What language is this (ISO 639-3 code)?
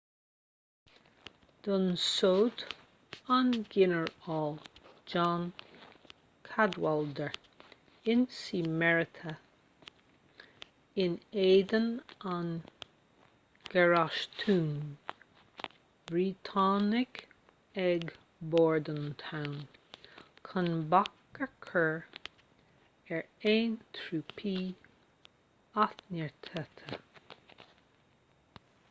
gle